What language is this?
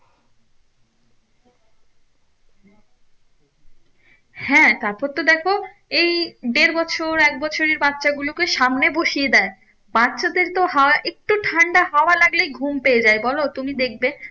Bangla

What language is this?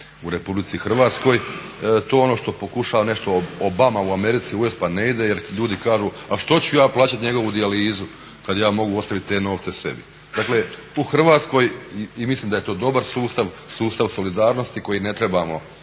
Croatian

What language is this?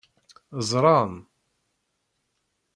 Kabyle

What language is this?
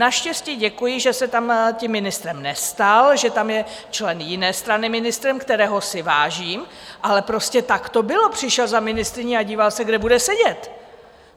Czech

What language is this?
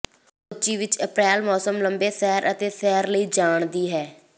Punjabi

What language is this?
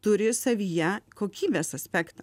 Lithuanian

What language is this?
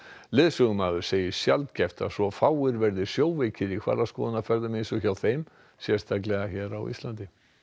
Icelandic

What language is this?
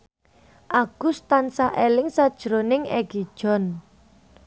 Javanese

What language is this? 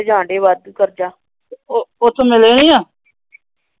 Punjabi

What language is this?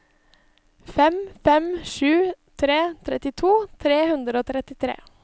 Norwegian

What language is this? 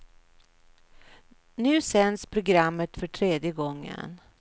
Swedish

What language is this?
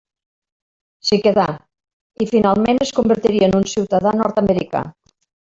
Catalan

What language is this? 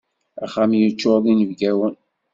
Kabyle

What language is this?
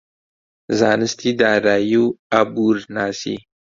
Central Kurdish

